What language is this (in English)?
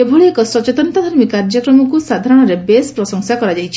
Odia